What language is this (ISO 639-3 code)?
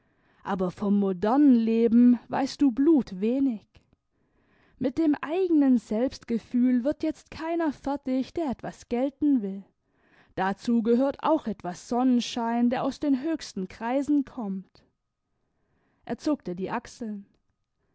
deu